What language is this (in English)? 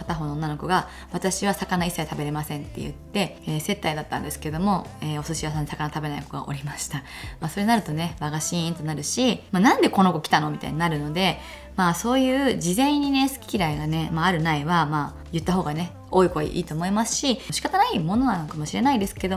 Japanese